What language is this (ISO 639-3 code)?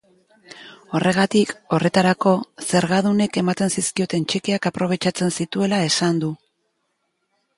eus